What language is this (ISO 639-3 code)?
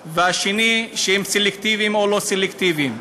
heb